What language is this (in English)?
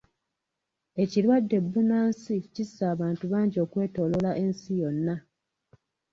Ganda